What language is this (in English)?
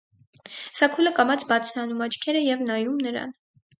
Armenian